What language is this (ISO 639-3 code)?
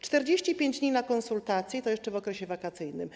pol